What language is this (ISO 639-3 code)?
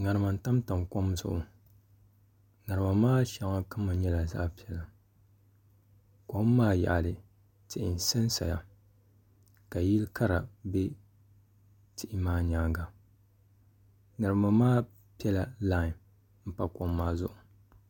dag